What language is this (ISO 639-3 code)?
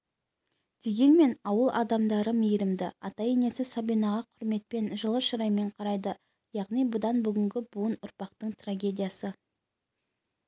kaz